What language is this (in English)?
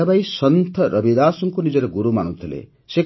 Odia